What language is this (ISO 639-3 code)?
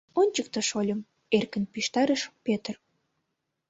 chm